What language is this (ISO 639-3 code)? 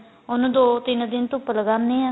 pan